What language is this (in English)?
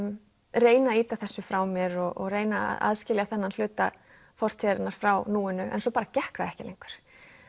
Icelandic